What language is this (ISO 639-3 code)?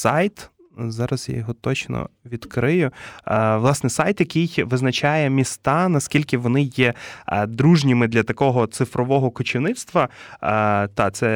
ukr